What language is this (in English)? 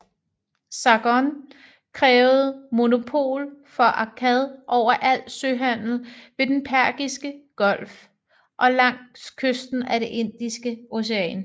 Danish